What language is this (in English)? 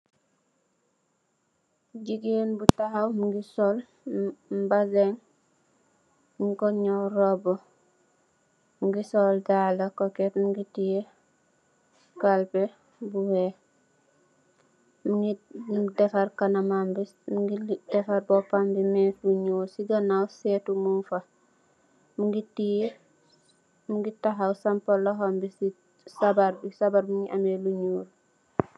Wolof